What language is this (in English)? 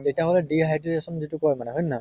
Assamese